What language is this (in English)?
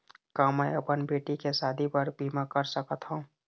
Chhattisgarhi